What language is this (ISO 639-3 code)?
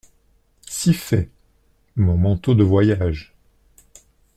fra